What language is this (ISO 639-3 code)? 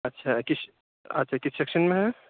urd